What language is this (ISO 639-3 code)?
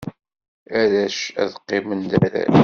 kab